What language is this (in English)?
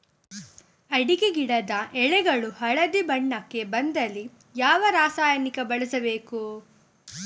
Kannada